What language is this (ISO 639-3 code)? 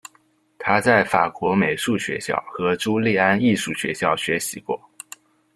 zho